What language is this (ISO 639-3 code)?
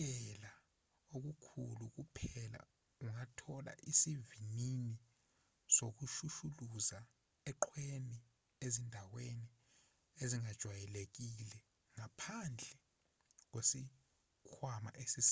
zul